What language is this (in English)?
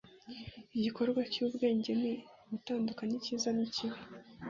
Kinyarwanda